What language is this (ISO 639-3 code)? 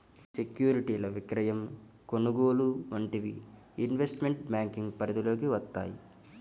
tel